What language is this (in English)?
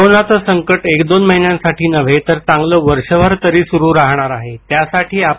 Marathi